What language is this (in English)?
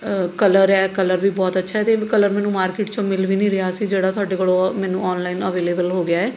Punjabi